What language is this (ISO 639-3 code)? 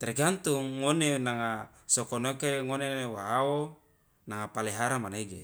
loa